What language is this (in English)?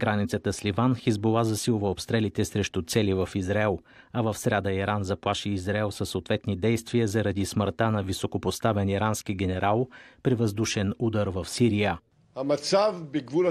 Bulgarian